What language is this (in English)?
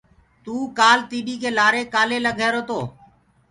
Gurgula